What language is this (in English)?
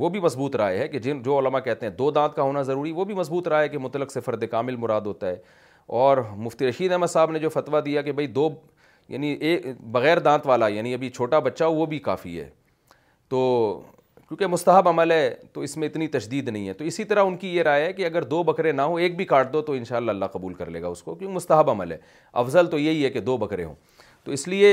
Urdu